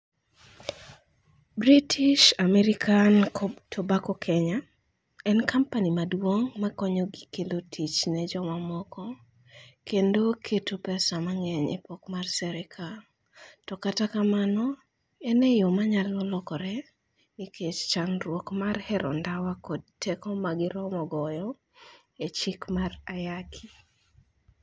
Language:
Luo (Kenya and Tanzania)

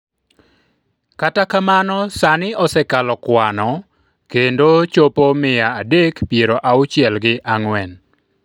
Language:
Luo (Kenya and Tanzania)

